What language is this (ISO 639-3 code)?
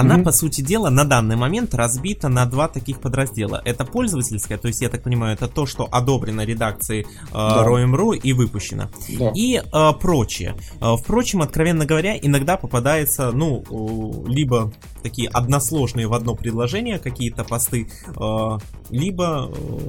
rus